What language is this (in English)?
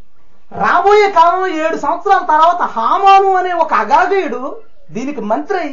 Telugu